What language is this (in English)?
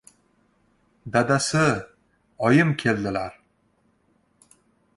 Uzbek